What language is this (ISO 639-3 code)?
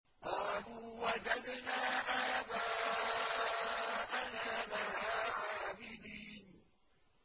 ara